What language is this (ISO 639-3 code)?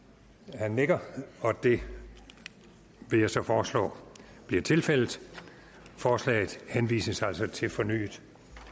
dan